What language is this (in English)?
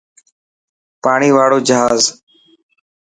Dhatki